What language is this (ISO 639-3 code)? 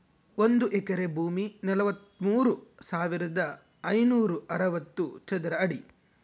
kan